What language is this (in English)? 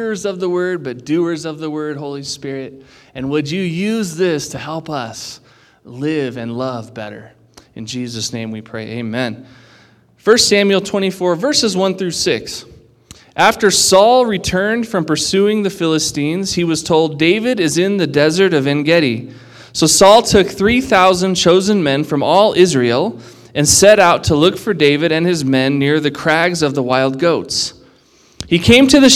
English